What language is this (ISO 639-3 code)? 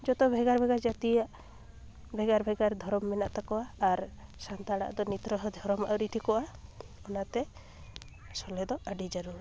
sat